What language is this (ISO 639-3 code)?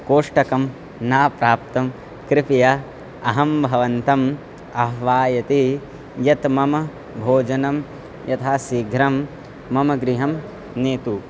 san